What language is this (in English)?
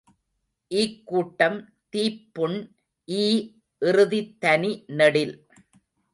Tamil